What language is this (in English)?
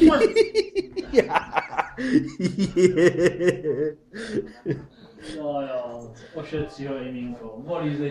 Czech